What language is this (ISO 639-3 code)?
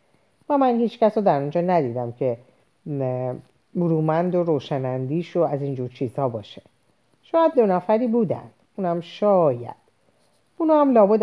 fas